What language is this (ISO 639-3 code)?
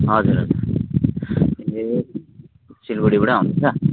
nep